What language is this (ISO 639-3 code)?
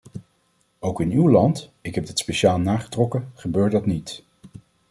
nld